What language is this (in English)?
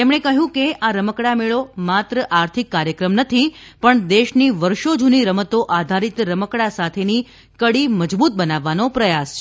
Gujarati